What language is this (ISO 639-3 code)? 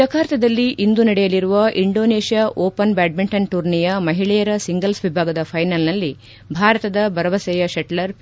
kan